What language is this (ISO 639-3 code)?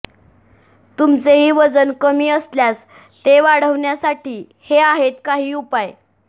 mar